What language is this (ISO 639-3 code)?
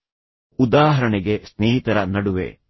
kan